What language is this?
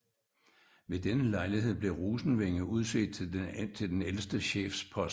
Danish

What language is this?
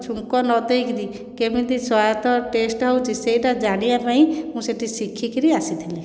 Odia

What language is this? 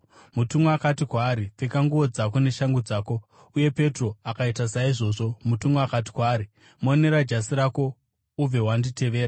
Shona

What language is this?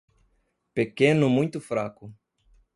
Portuguese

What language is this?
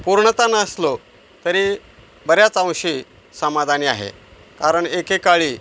Marathi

